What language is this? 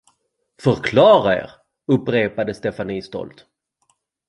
Swedish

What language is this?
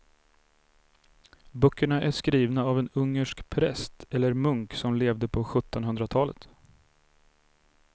Swedish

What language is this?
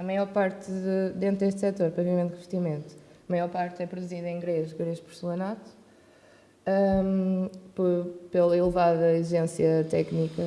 Portuguese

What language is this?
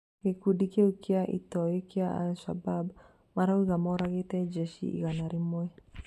Kikuyu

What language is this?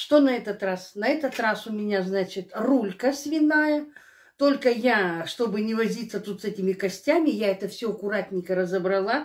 Russian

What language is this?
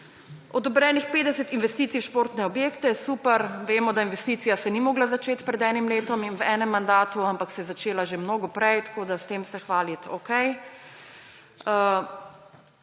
Slovenian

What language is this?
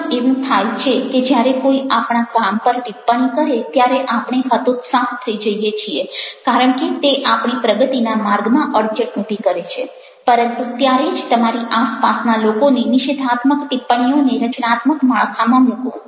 Gujarati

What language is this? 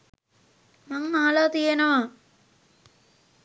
Sinhala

